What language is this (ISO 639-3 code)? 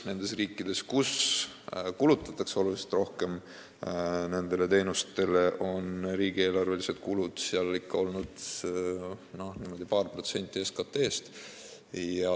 est